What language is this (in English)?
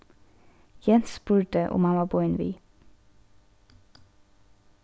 Faroese